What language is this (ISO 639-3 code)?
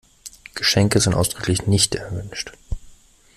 deu